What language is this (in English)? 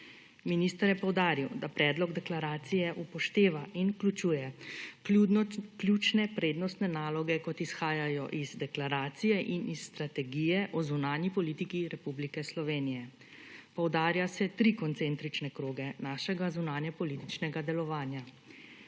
Slovenian